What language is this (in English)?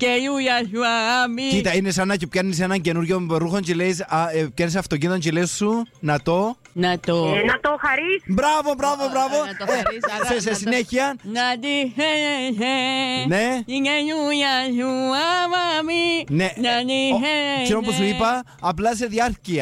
Greek